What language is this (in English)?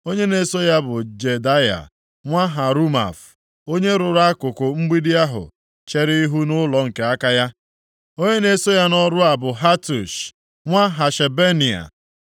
Igbo